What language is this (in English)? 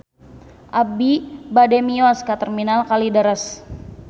Sundanese